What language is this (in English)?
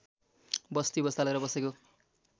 Nepali